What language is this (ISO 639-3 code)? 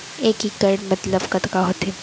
hne